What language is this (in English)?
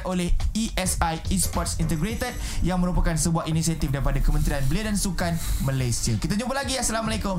Malay